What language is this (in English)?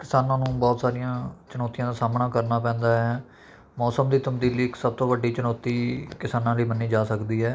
Punjabi